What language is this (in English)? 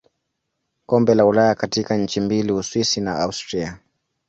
Swahili